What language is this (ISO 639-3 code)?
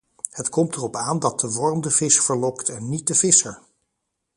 nld